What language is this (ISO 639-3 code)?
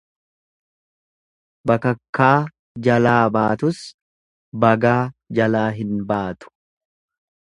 orm